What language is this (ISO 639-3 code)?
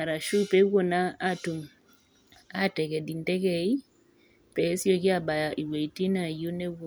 mas